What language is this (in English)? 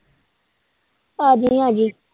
Punjabi